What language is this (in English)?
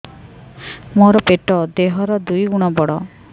Odia